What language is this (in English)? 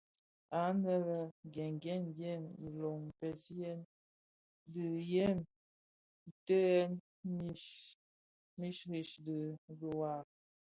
Bafia